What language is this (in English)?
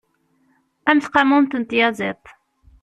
Kabyle